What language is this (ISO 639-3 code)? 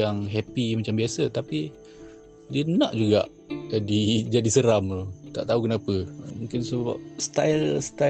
msa